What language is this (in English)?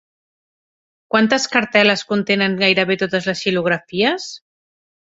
Catalan